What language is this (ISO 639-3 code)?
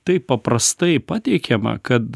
lit